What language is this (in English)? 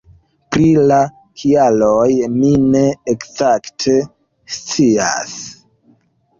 Esperanto